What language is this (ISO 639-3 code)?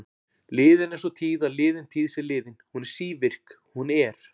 isl